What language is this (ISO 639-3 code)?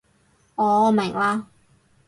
yue